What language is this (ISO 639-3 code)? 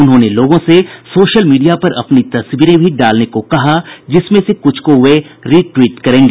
hin